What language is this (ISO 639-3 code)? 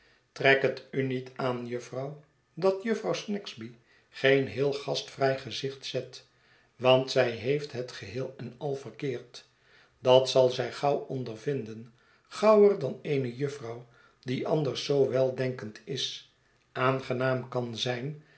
nld